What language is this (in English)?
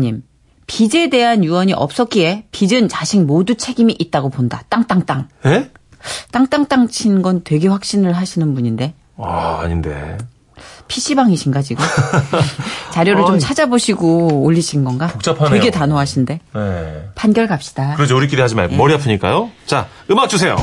Korean